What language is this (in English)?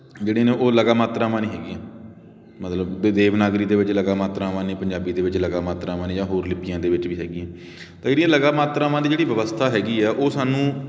Punjabi